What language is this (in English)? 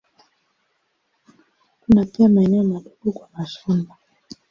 Swahili